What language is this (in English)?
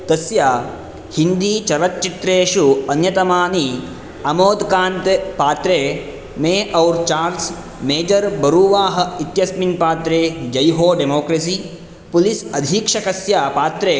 Sanskrit